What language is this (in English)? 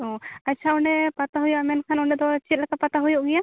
Santali